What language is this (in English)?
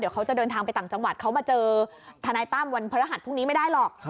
Thai